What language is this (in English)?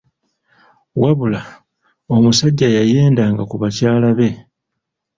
Ganda